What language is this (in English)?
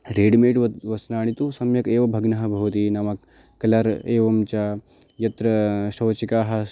Sanskrit